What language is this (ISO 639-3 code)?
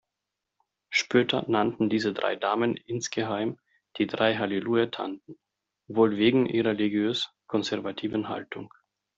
deu